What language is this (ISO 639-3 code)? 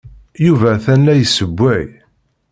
kab